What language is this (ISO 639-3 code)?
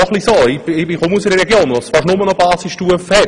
gsw